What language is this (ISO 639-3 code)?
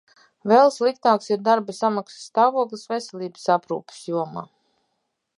lav